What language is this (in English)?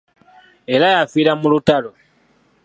Ganda